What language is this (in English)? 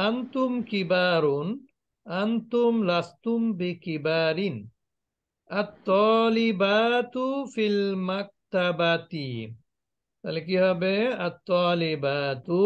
Arabic